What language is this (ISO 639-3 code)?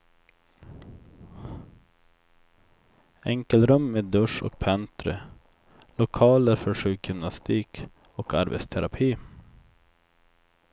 swe